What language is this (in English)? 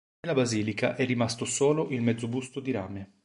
Italian